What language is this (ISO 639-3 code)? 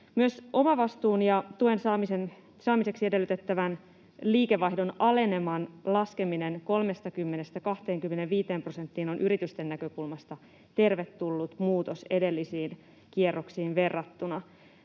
fin